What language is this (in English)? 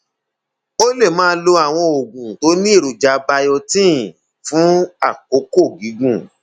Yoruba